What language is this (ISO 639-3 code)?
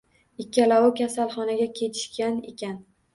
uzb